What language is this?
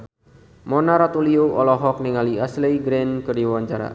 Sundanese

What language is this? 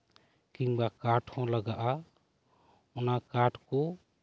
Santali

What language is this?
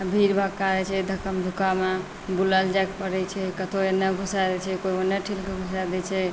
Maithili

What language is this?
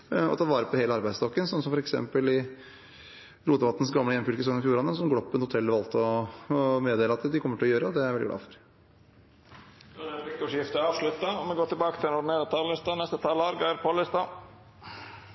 Norwegian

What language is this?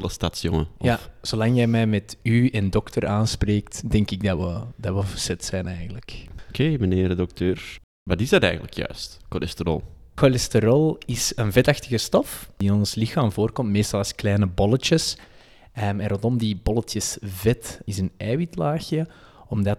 Dutch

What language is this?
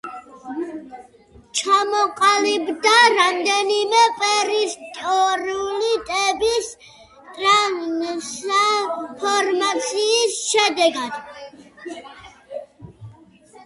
Georgian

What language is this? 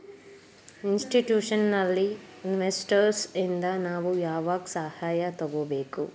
Kannada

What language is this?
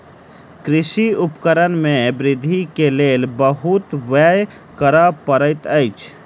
Maithili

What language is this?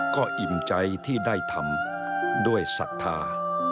Thai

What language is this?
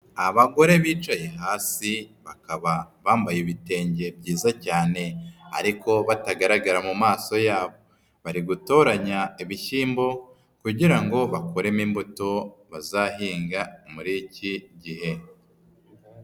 Kinyarwanda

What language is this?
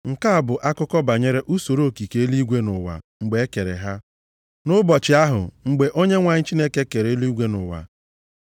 Igbo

